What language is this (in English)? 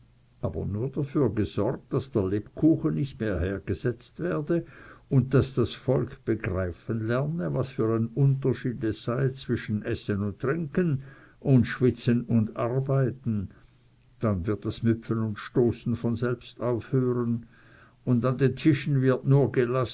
German